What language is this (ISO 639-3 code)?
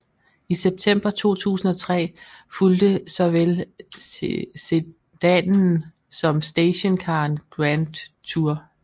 dan